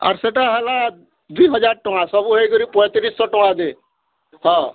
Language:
Odia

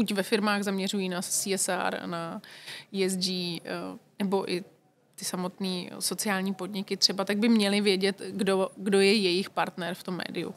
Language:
Czech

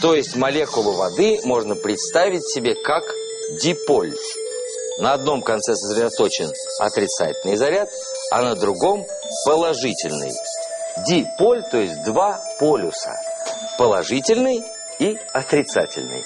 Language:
Russian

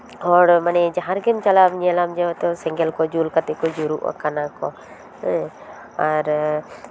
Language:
Santali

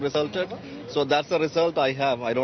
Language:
Indonesian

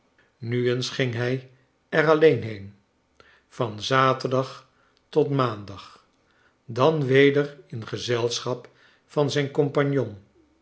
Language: Dutch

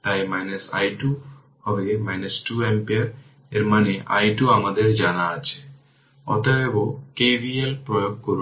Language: Bangla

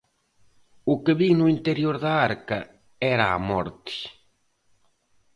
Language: Galician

